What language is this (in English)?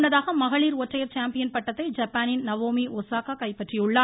Tamil